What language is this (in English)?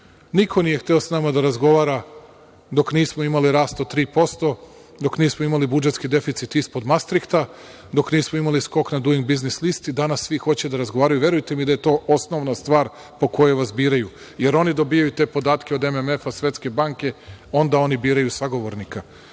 Serbian